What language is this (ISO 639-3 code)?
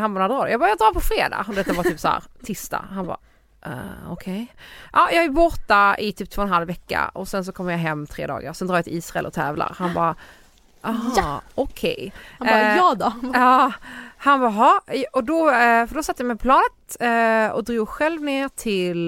swe